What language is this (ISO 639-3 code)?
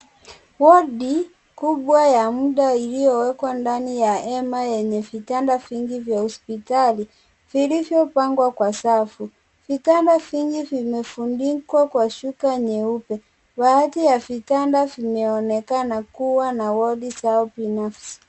swa